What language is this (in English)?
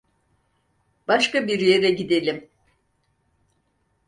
Turkish